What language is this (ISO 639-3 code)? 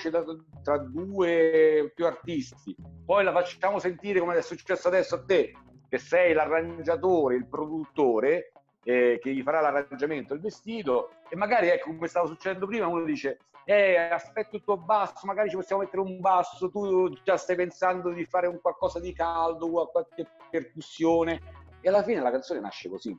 ita